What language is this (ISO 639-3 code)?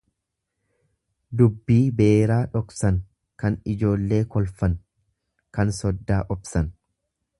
orm